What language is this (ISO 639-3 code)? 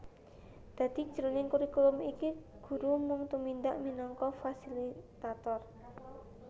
jav